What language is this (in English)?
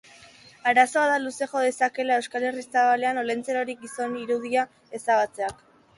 Basque